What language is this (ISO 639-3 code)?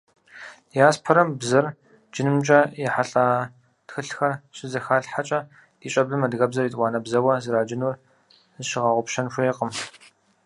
kbd